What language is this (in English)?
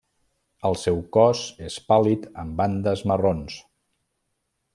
Catalan